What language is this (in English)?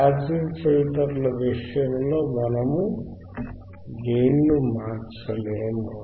Telugu